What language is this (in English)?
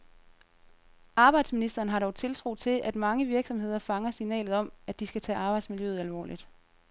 Danish